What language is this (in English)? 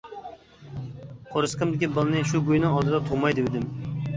Uyghur